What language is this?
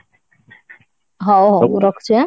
Odia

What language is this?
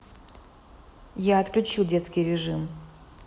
Russian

